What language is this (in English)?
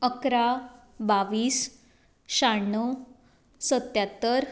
Konkani